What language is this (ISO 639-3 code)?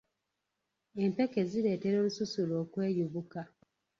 lug